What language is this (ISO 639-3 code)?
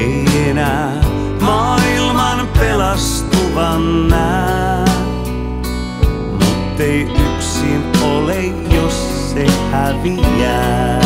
fin